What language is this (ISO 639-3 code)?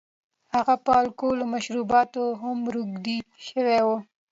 pus